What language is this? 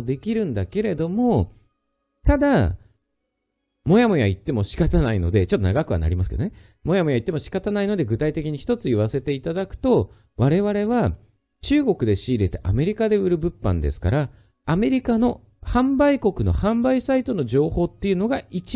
Japanese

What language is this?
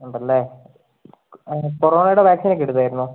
Malayalam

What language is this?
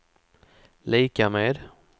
Swedish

